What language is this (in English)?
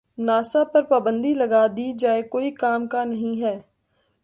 Urdu